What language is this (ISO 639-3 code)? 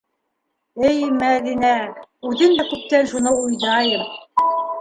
bak